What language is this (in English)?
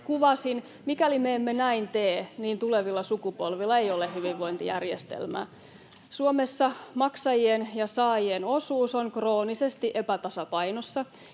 Finnish